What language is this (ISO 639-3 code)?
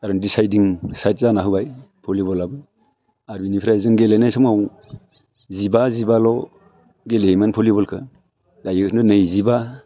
brx